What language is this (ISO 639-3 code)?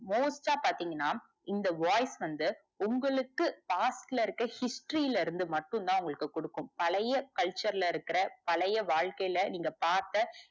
tam